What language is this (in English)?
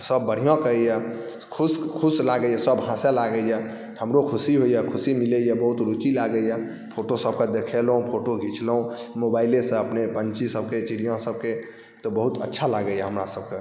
Maithili